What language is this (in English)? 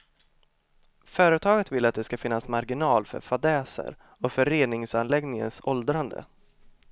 Swedish